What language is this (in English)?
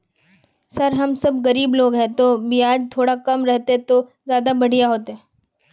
Magahi